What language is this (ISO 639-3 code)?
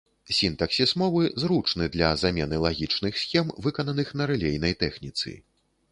bel